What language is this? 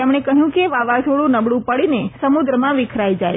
Gujarati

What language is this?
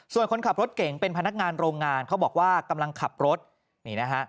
Thai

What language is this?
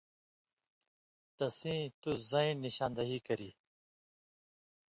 Indus Kohistani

